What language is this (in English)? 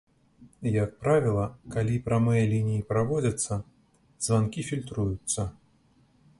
Belarusian